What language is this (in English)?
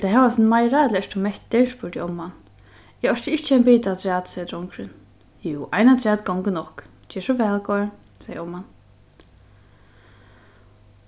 Faroese